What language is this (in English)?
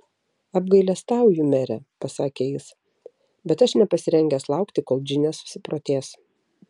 Lithuanian